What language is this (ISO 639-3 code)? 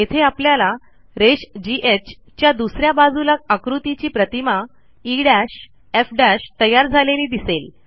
mar